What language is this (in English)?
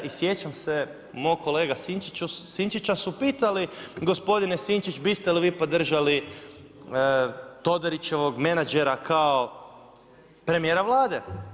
Croatian